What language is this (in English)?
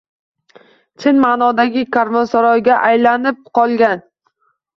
Uzbek